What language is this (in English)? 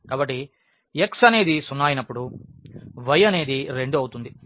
Telugu